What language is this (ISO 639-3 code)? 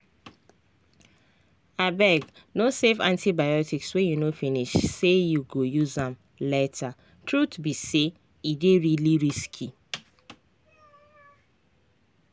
pcm